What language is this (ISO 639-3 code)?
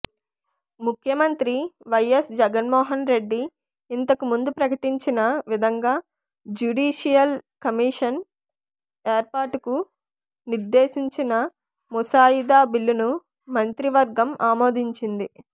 tel